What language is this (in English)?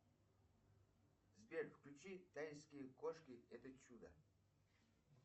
Russian